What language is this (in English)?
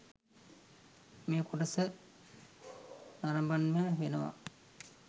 Sinhala